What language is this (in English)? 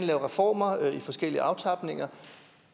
Danish